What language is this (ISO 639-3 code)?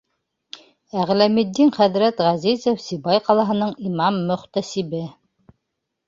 bak